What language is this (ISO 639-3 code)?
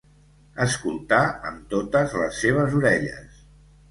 cat